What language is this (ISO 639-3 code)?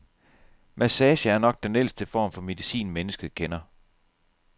dan